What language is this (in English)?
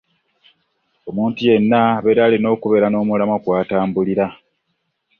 Ganda